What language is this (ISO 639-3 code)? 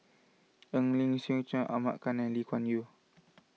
eng